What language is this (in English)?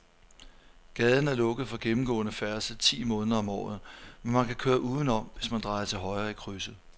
Danish